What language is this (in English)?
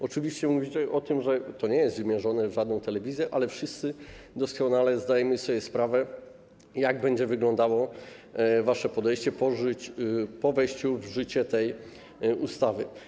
Polish